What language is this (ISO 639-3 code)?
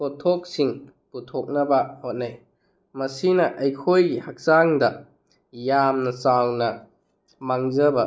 mni